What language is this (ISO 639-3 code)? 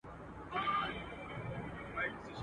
pus